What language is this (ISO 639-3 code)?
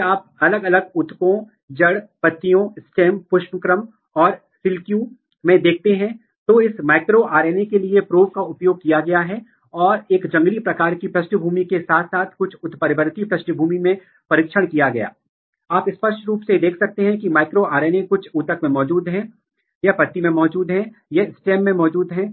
hin